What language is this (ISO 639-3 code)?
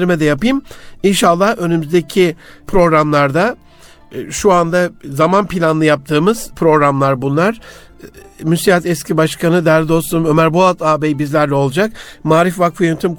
tur